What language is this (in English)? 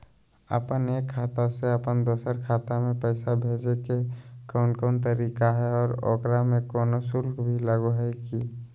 Magahi